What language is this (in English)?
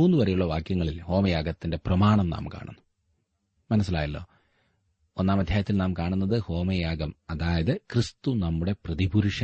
Malayalam